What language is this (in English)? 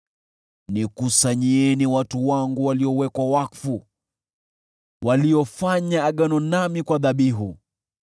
Swahili